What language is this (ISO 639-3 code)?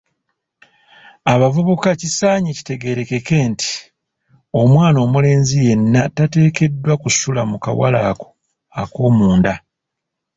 lug